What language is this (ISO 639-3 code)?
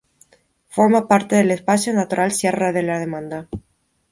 spa